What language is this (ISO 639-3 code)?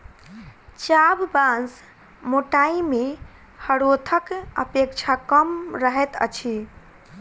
mai